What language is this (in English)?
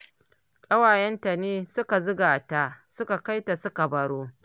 Hausa